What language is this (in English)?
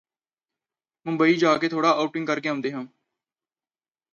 Punjabi